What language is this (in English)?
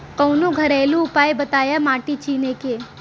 Bhojpuri